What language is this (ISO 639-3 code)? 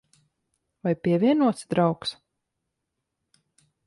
lav